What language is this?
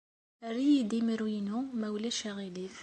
Kabyle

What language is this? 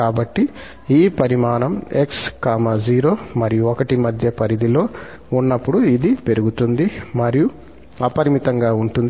Telugu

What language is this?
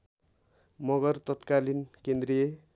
Nepali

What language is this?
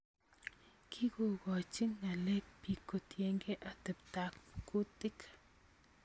Kalenjin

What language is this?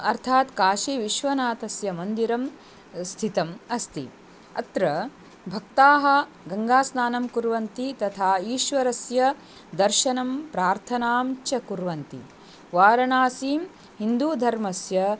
Sanskrit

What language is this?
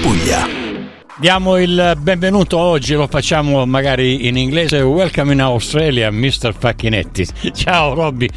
Italian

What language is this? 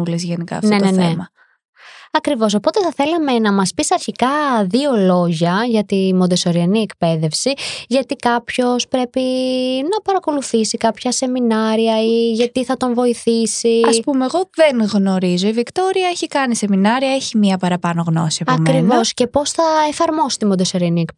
Greek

